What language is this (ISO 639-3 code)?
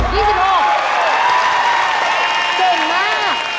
tha